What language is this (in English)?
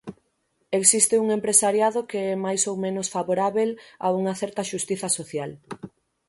Galician